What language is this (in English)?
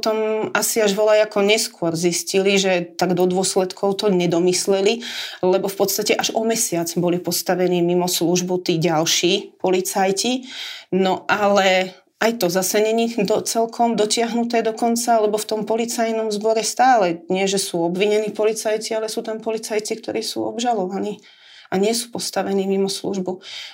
Slovak